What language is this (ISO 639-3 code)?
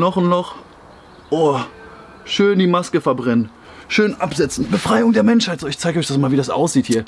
deu